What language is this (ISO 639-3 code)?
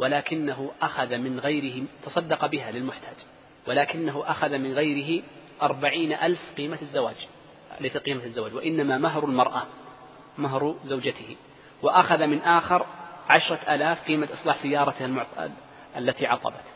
ara